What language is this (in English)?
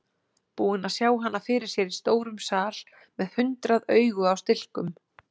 Icelandic